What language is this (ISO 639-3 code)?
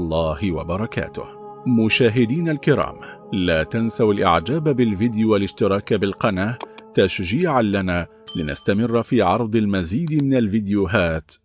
ara